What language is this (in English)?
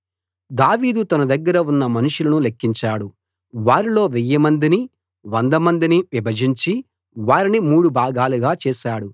Telugu